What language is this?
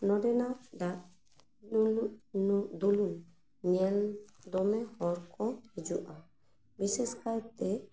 Santali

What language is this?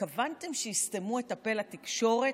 Hebrew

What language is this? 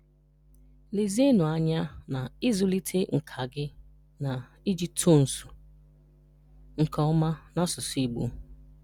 Igbo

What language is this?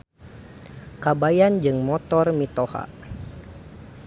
Sundanese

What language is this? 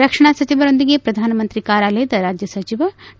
Kannada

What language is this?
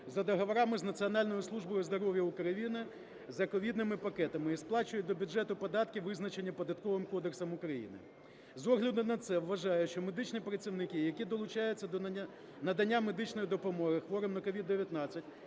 Ukrainian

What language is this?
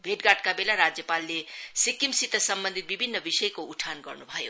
Nepali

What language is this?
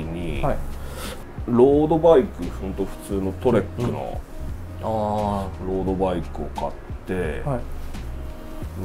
Japanese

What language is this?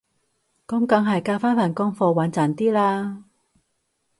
Cantonese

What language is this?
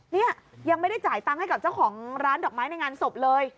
Thai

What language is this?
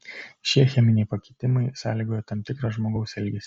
Lithuanian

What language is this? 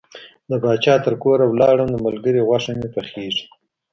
Pashto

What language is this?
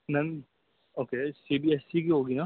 Urdu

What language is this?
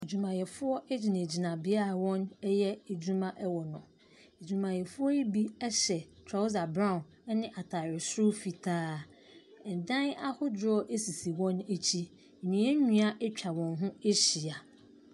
Akan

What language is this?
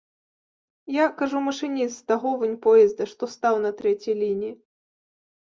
Belarusian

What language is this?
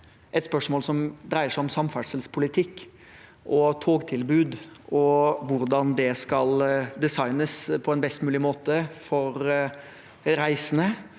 Norwegian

